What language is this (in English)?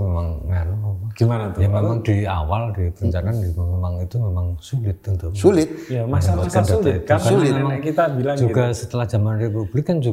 Indonesian